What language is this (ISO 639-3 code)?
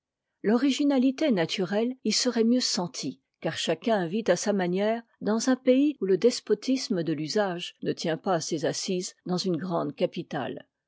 fra